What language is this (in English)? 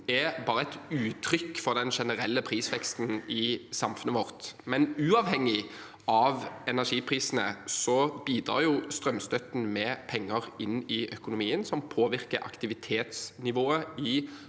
Norwegian